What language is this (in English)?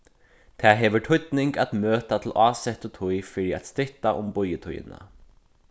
Faroese